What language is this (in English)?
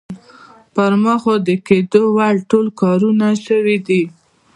Pashto